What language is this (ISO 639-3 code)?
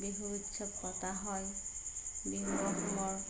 asm